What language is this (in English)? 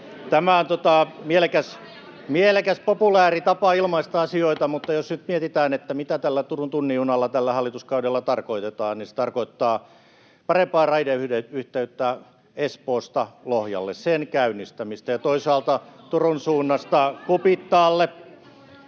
Finnish